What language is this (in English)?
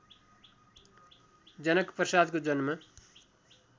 Nepali